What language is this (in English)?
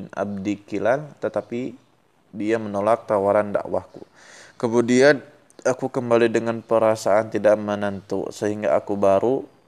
Indonesian